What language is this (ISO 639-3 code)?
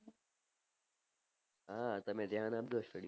guj